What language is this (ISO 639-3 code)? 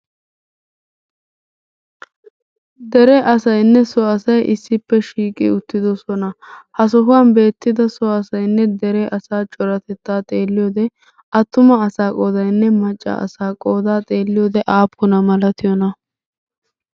wal